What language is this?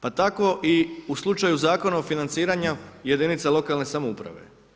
Croatian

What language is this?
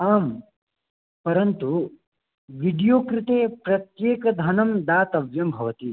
Sanskrit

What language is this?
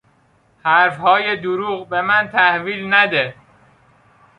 Persian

